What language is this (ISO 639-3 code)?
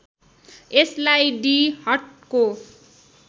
nep